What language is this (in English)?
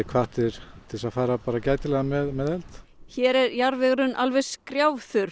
Icelandic